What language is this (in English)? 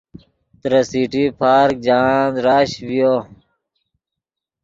Yidgha